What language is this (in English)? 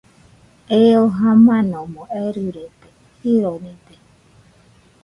Nüpode Huitoto